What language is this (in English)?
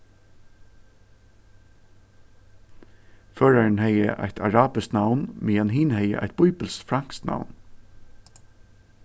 Faroese